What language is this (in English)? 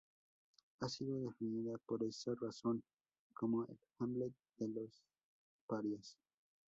Spanish